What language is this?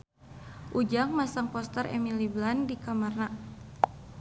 Sundanese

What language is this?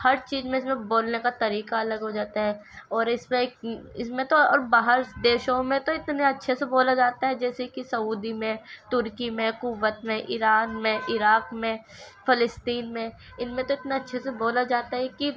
Urdu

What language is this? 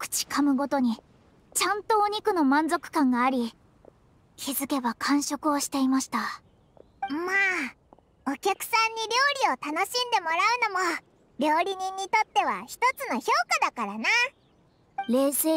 Japanese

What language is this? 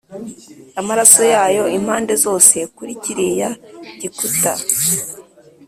Kinyarwanda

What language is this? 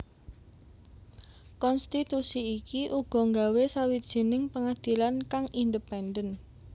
Javanese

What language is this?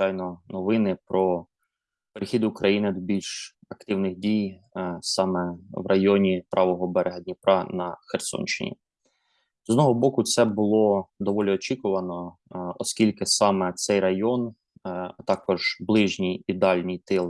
Ukrainian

